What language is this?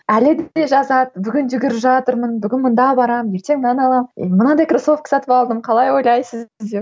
Kazakh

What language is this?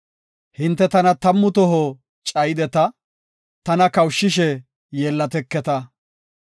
Gofa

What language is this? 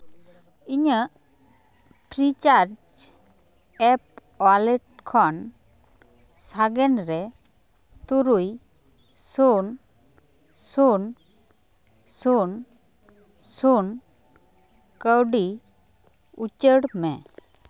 Santali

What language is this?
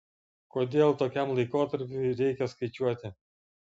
Lithuanian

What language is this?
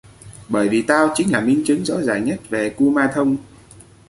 Vietnamese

